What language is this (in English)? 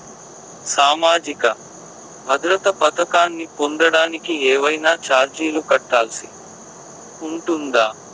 Telugu